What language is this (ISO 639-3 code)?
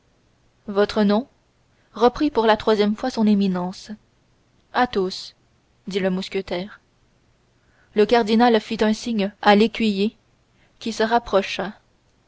fra